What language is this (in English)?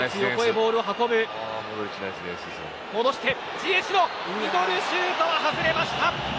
Japanese